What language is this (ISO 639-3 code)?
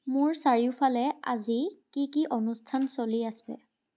asm